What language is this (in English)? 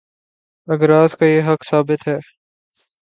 Urdu